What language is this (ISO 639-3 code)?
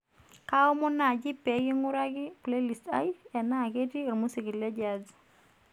mas